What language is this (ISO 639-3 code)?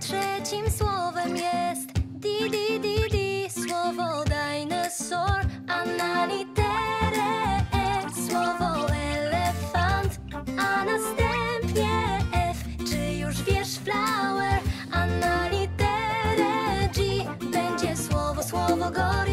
pol